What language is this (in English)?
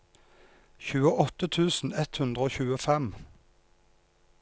Norwegian